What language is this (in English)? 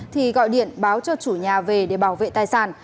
Vietnamese